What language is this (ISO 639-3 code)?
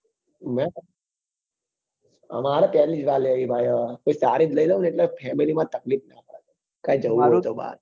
guj